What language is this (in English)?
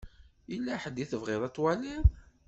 Kabyle